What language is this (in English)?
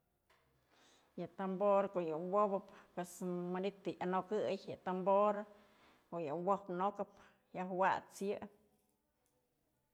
Mazatlán Mixe